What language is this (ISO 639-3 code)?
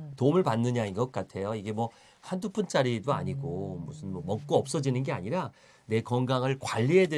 kor